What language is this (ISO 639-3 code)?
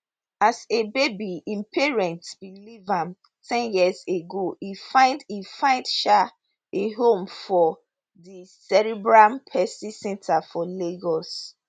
pcm